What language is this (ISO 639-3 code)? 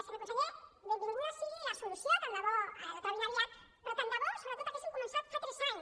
cat